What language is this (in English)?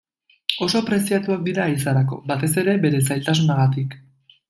Basque